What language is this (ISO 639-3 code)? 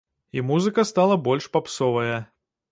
bel